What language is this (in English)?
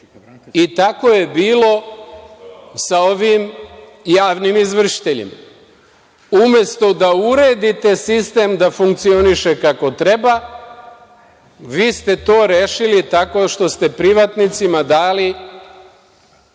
Serbian